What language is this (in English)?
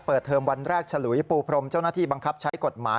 Thai